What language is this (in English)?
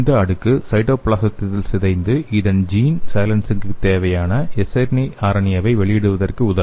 Tamil